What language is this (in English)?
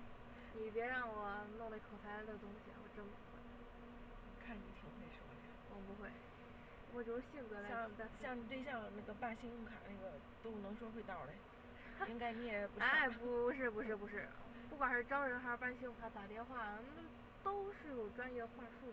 Chinese